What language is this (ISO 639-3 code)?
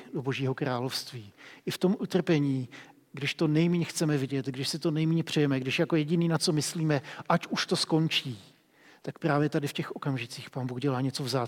ces